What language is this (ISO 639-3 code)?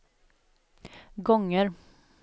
swe